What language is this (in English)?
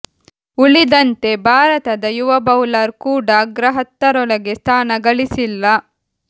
Kannada